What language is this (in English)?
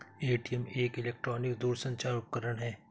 Hindi